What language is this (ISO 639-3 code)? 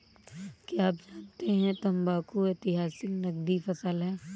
hin